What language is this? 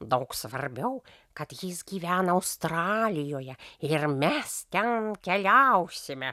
Lithuanian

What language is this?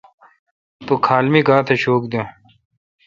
Kalkoti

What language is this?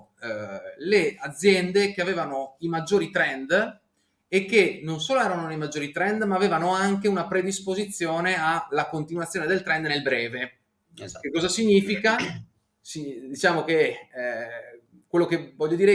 Italian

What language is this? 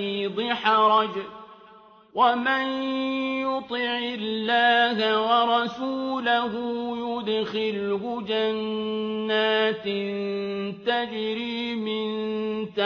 Arabic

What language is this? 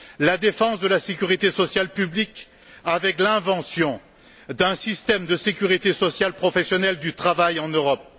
French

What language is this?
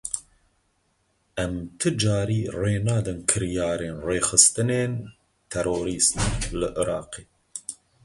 Kurdish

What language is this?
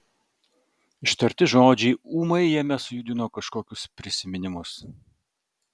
Lithuanian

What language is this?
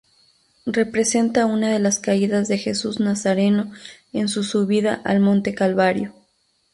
Spanish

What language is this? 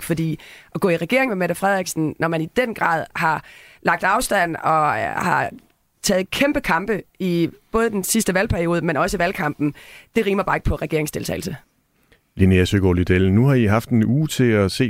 Danish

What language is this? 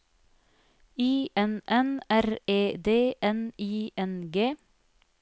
Norwegian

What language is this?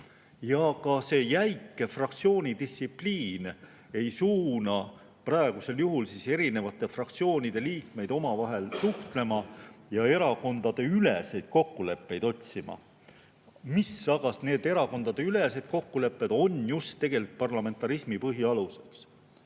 Estonian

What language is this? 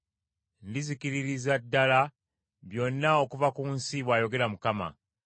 Ganda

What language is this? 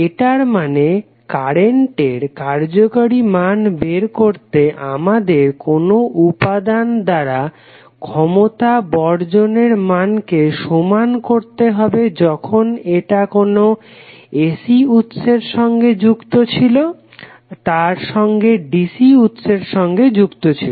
Bangla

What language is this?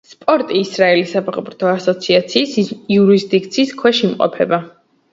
Georgian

